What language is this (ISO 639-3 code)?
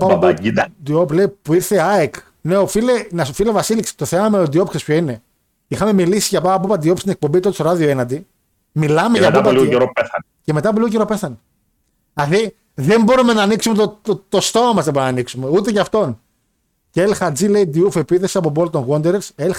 ell